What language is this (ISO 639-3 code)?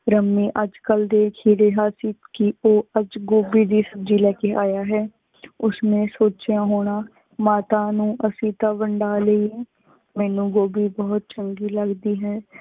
pan